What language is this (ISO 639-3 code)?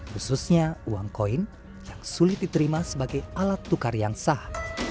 ind